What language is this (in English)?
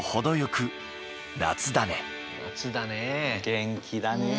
Japanese